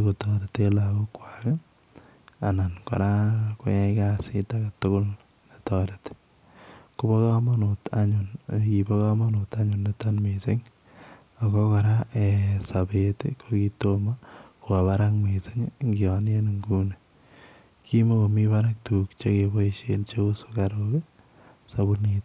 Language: Kalenjin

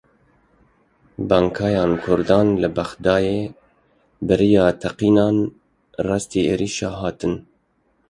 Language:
Kurdish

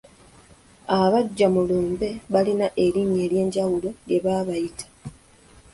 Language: Ganda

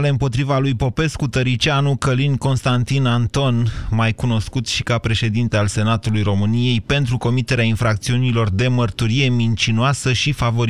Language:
Romanian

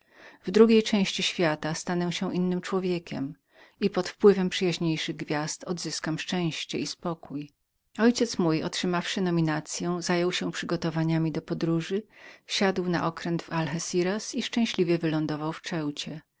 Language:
Polish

